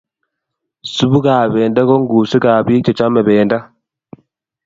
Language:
Kalenjin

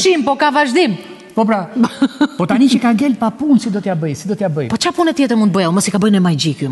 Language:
Romanian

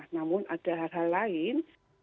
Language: Indonesian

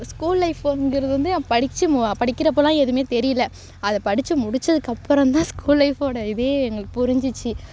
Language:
Tamil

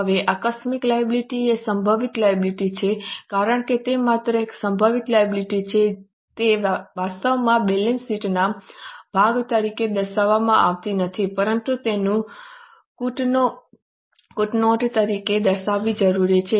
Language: Gujarati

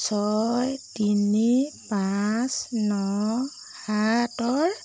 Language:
Assamese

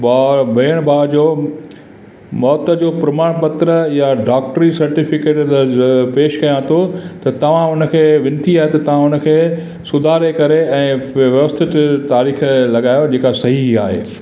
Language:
Sindhi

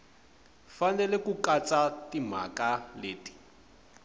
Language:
Tsonga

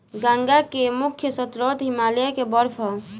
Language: Bhojpuri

